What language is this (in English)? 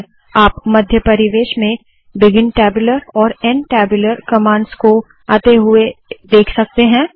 Hindi